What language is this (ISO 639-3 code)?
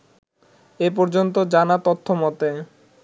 ben